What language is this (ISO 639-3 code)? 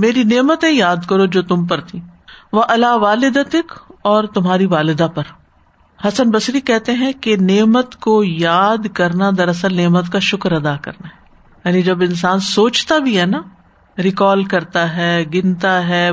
urd